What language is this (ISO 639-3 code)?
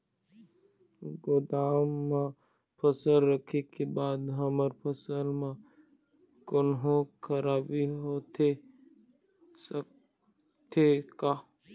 hne